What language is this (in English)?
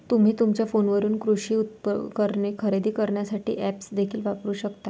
Marathi